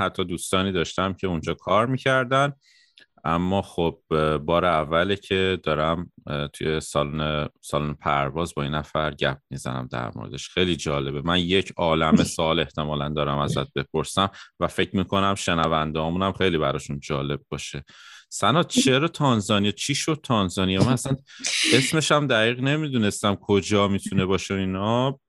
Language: Persian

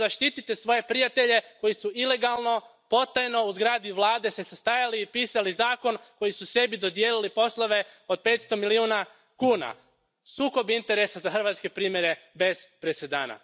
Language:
Croatian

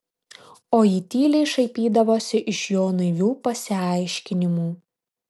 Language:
Lithuanian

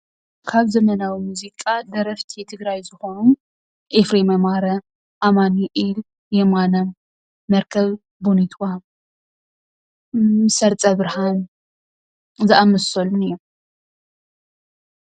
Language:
Tigrinya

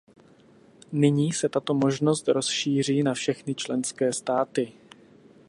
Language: Czech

